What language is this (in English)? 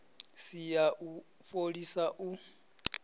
Venda